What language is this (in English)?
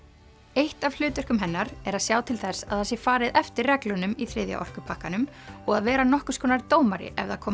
Icelandic